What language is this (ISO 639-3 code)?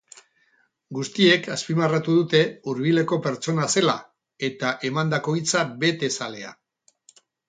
eus